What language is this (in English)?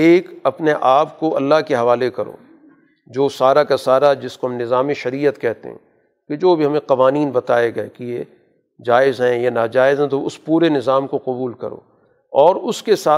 Urdu